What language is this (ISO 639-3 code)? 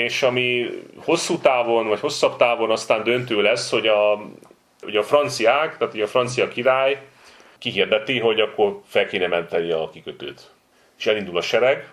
hun